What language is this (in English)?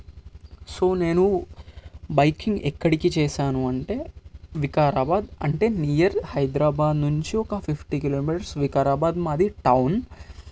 Telugu